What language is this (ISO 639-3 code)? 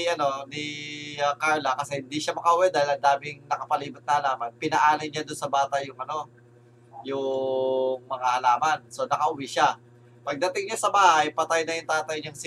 fil